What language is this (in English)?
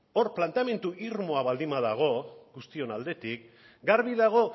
Basque